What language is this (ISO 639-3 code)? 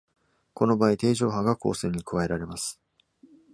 jpn